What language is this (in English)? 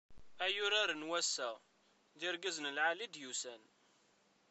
Kabyle